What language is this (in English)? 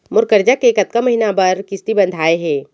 Chhattisgarhi